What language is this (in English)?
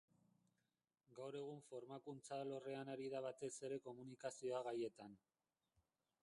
Basque